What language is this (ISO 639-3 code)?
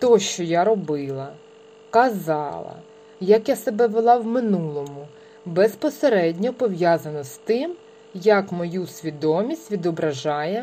ukr